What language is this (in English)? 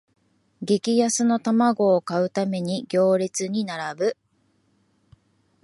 Japanese